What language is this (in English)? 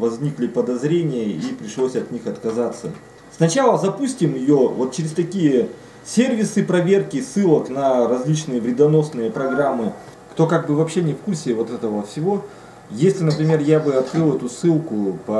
Russian